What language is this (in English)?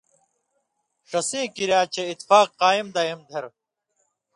Indus Kohistani